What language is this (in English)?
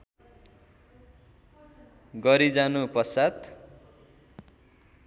Nepali